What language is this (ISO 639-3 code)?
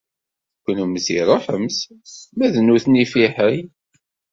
kab